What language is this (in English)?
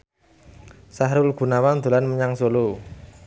Javanese